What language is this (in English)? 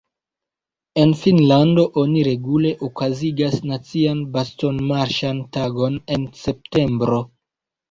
Esperanto